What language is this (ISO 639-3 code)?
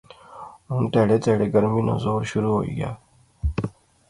phr